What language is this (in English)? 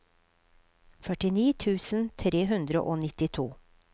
Norwegian